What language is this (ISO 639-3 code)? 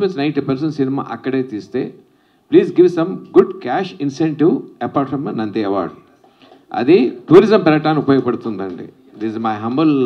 eng